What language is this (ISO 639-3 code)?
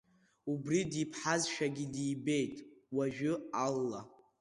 abk